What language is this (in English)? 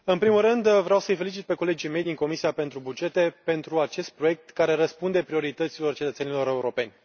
Romanian